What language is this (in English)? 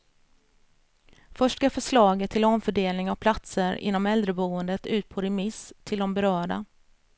Swedish